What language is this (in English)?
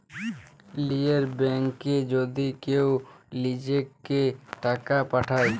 Bangla